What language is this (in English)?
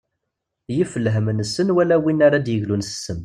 Kabyle